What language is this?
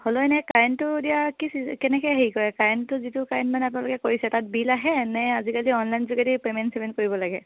Assamese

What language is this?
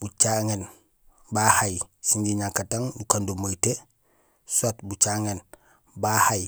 Gusilay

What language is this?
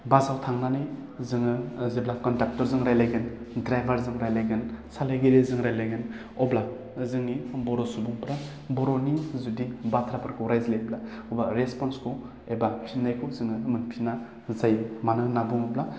Bodo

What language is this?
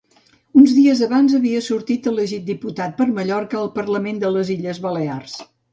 Catalan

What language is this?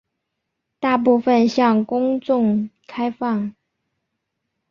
Chinese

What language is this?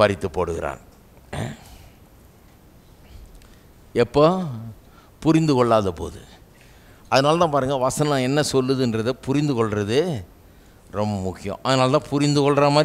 Romanian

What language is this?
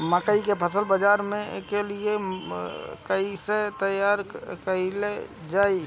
Bhojpuri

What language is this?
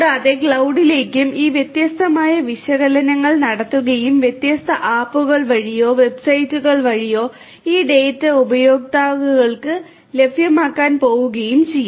Malayalam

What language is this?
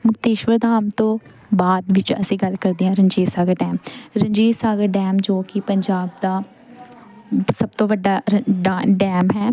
Punjabi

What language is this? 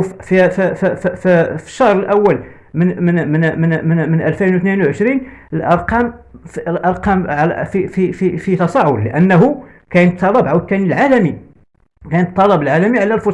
Arabic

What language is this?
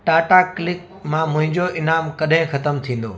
Sindhi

